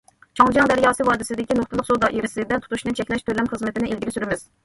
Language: Uyghur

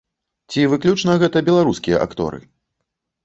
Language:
Belarusian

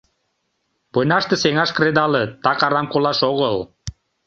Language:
Mari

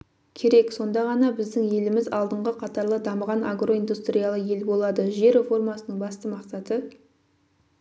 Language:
Kazakh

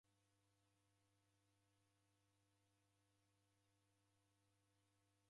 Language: Taita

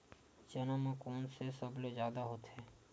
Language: Chhattisgarhi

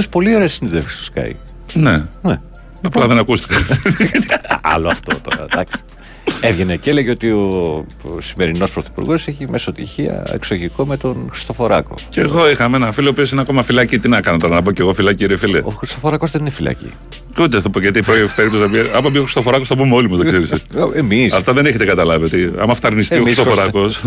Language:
Greek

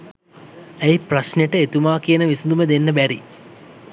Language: Sinhala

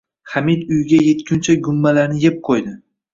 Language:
Uzbek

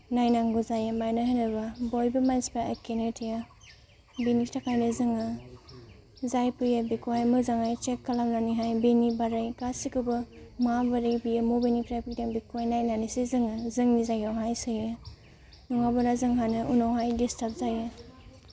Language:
Bodo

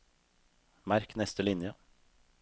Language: Norwegian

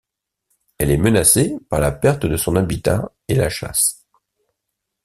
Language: French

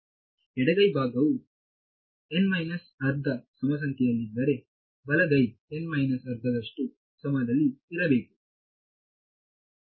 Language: Kannada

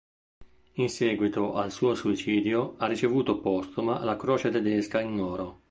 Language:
Italian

